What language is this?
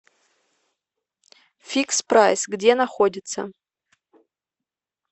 Russian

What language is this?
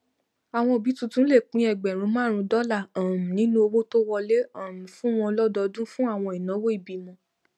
Yoruba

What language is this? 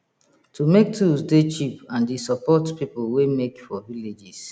Nigerian Pidgin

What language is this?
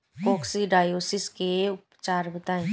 Bhojpuri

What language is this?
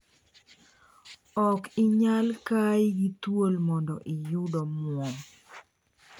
Luo (Kenya and Tanzania)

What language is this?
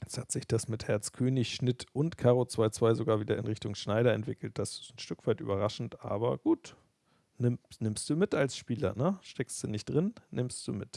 German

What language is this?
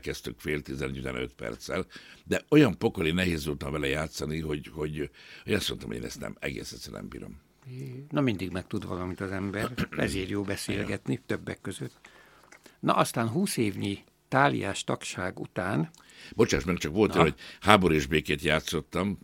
Hungarian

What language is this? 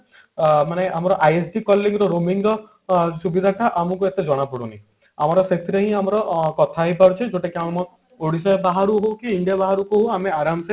Odia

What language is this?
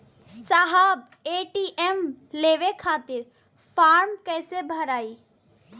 Bhojpuri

